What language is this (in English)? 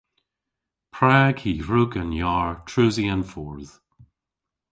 Cornish